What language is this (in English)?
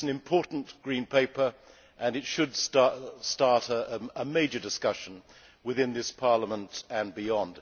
English